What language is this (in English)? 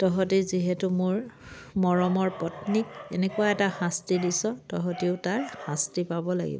Assamese